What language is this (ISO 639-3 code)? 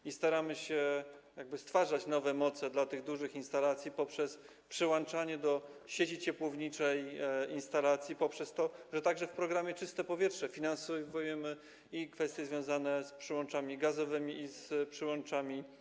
pol